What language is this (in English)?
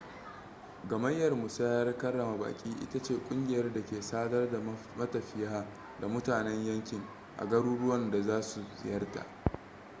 Hausa